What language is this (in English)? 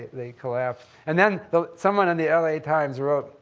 English